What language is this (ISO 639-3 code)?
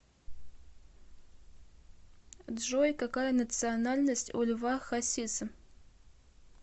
rus